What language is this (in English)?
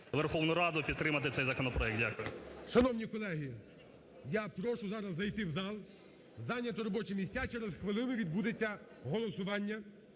Ukrainian